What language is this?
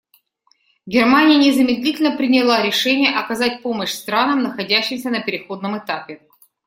Russian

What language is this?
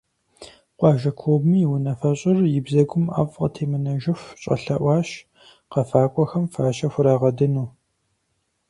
Kabardian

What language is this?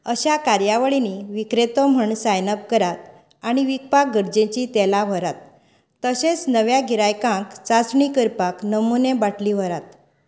Konkani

